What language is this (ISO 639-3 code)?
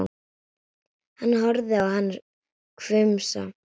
isl